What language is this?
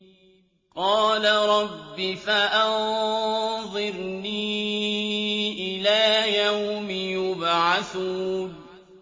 Arabic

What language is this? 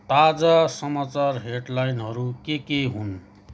Nepali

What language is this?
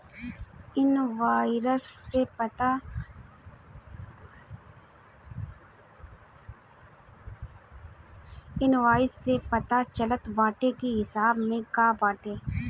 Bhojpuri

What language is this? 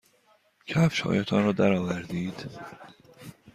Persian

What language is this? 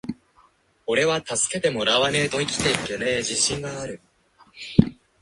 Japanese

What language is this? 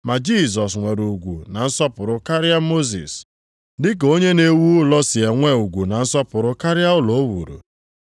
Igbo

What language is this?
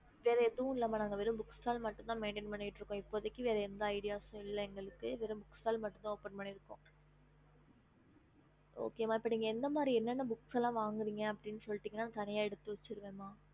Tamil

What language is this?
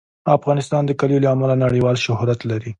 Pashto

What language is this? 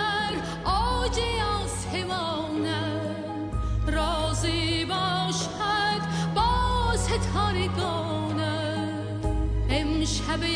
Persian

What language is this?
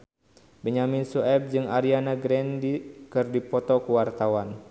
Sundanese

